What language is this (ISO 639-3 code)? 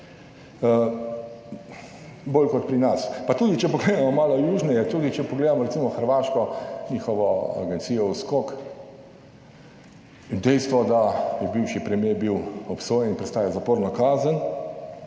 slv